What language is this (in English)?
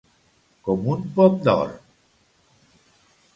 Catalan